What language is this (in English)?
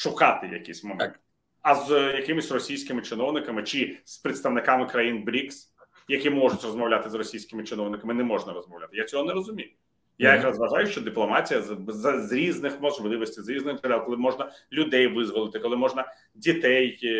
Ukrainian